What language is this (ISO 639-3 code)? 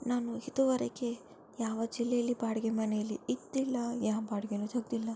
kan